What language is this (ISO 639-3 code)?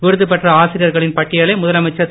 tam